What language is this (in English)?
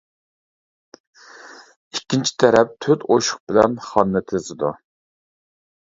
Uyghur